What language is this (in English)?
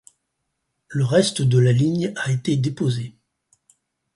French